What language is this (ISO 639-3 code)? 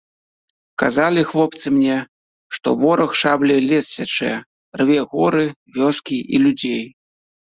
bel